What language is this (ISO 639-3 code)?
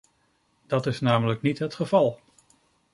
nld